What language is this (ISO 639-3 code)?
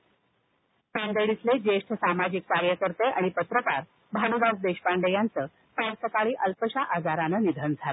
mar